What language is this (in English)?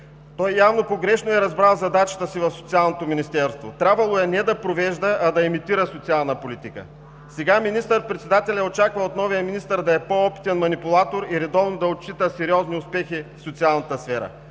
Bulgarian